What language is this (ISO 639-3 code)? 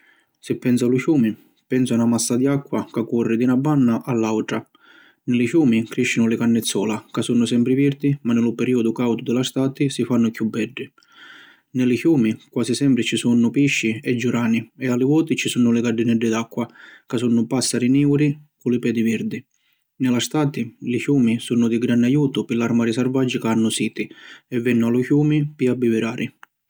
scn